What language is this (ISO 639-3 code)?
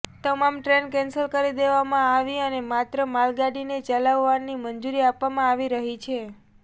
guj